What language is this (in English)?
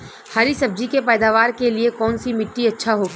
Bhojpuri